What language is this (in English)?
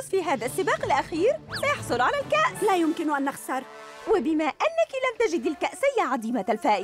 Arabic